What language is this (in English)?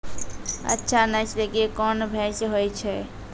Maithili